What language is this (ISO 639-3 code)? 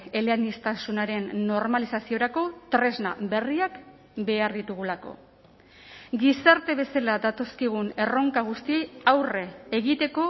eus